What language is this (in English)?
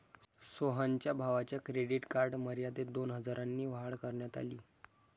Marathi